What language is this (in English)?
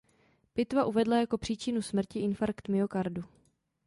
Czech